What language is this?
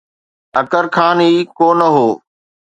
Sindhi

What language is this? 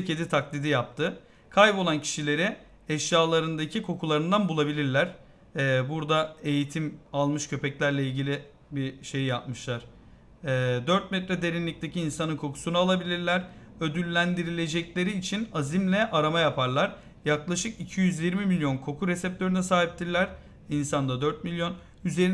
Turkish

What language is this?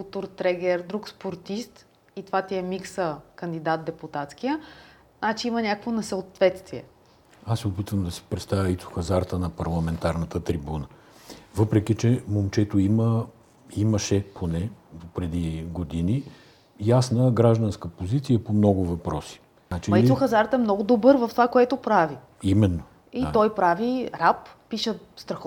Bulgarian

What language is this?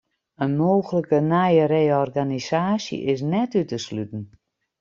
Western Frisian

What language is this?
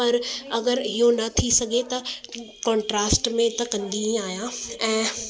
Sindhi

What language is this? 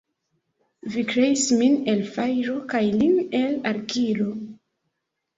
Esperanto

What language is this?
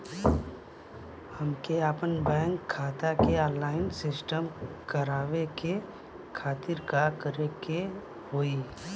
Bhojpuri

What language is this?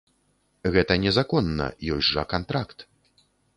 Belarusian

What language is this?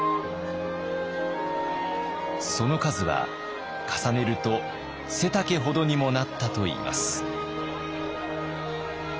Japanese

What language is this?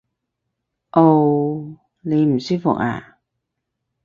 Cantonese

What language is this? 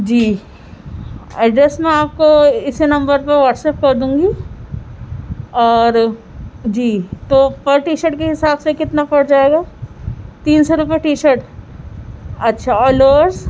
Urdu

